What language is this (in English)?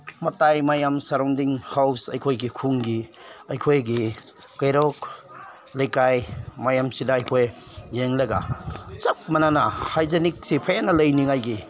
Manipuri